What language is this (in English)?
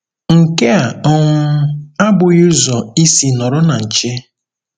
Igbo